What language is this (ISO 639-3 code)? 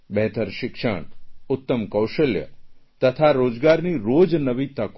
guj